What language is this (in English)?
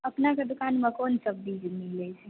Maithili